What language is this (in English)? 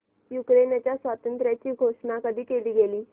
Marathi